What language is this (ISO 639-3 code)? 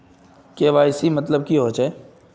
mag